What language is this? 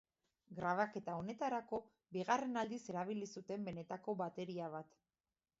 Basque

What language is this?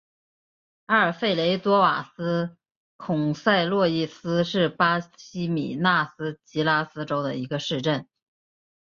Chinese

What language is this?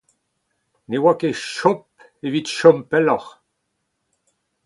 Breton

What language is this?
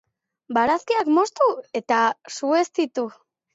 Basque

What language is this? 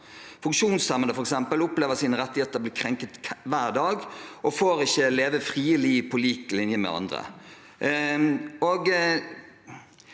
Norwegian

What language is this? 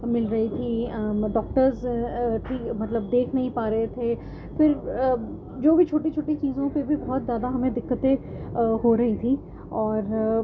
Urdu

